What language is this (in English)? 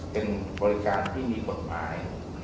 Thai